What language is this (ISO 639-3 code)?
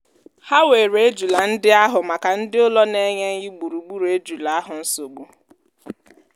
ibo